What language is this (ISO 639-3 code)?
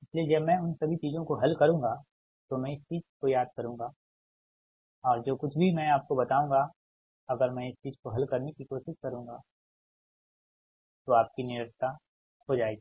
hin